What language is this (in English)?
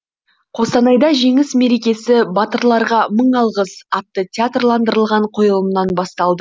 Kazakh